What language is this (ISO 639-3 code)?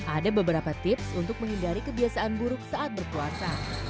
ind